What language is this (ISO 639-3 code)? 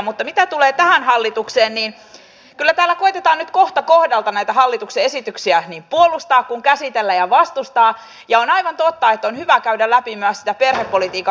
fin